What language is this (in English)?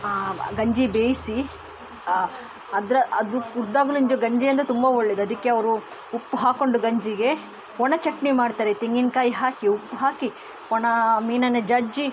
Kannada